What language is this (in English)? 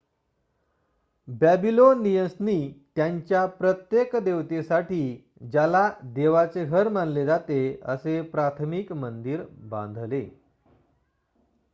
Marathi